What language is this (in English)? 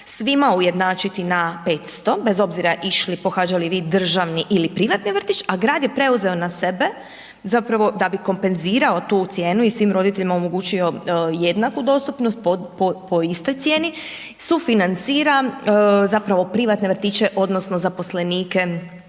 Croatian